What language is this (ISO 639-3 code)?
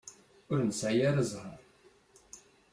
kab